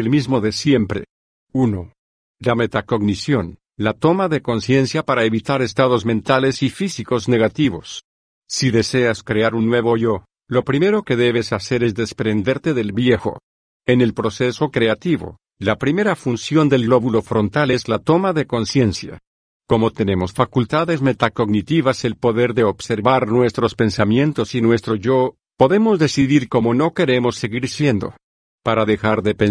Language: Spanish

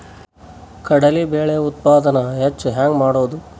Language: Kannada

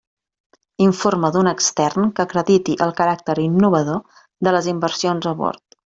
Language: Catalan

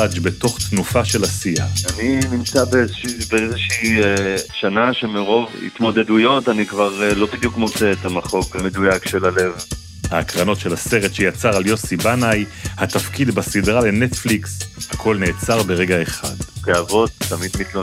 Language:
Hebrew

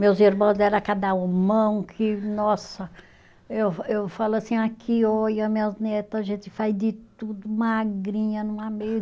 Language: Portuguese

